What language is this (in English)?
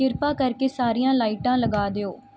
Punjabi